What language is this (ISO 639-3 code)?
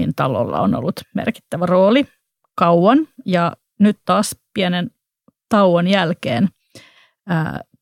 fin